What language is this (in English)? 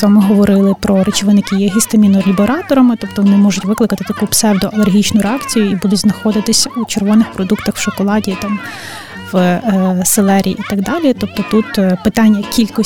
Ukrainian